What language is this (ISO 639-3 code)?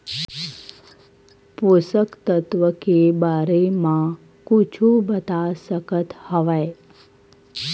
hne